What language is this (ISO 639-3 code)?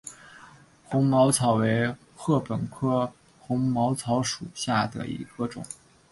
zho